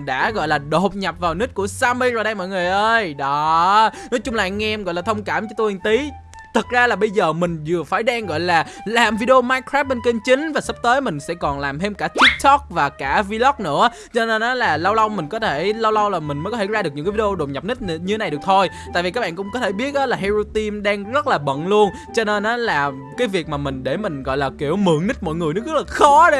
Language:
Vietnamese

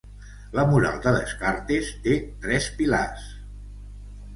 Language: Catalan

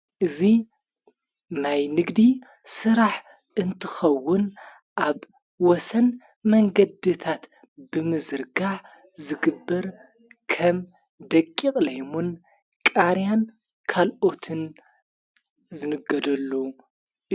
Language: Tigrinya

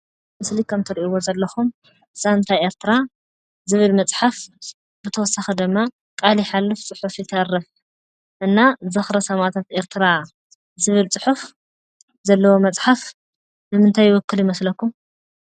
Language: Tigrinya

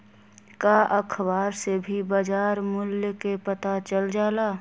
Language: Magahi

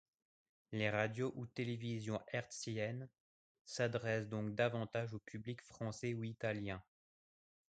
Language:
French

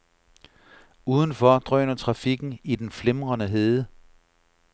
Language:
Danish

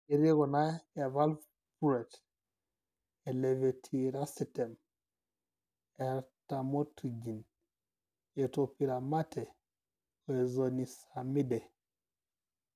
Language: Masai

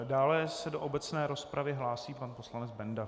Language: Czech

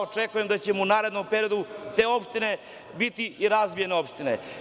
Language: Serbian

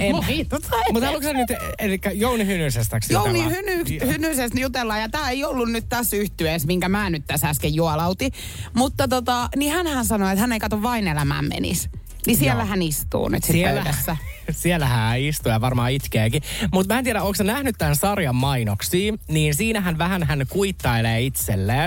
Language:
Finnish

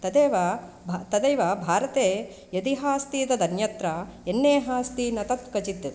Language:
Sanskrit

